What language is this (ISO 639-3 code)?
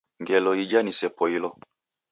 dav